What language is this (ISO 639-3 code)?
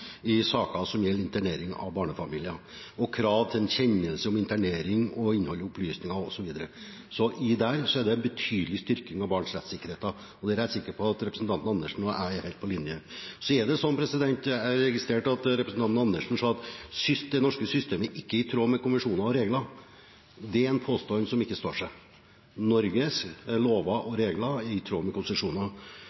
nob